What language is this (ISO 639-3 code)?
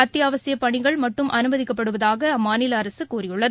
tam